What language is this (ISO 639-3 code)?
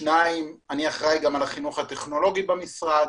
heb